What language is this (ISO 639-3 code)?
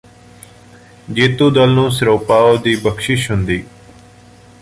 pan